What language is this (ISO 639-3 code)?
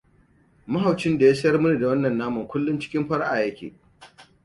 hau